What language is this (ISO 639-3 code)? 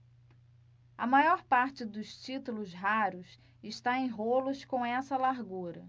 por